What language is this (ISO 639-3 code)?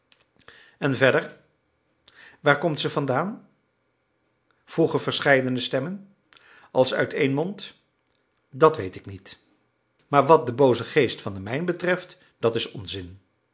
nld